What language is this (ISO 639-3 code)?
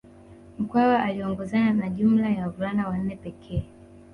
swa